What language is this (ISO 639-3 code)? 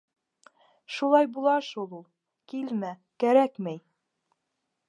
bak